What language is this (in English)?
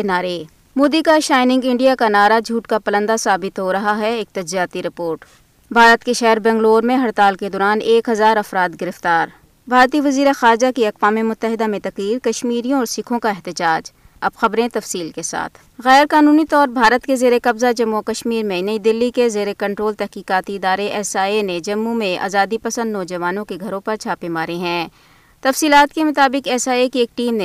Urdu